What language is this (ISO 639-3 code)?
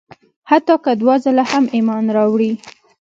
pus